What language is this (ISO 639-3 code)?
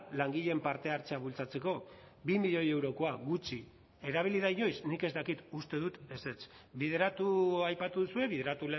eus